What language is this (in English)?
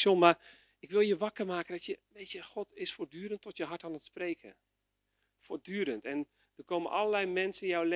Dutch